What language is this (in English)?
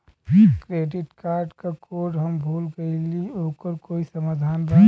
Bhojpuri